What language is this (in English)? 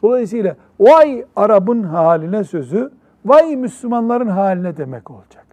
Turkish